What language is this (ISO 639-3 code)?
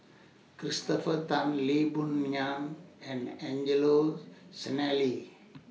eng